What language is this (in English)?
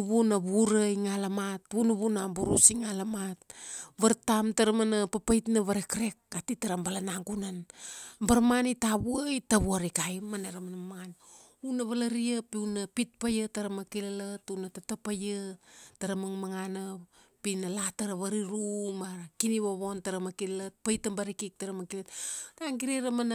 Kuanua